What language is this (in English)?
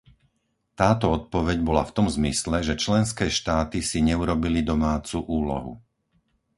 Slovak